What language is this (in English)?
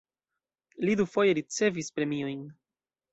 Esperanto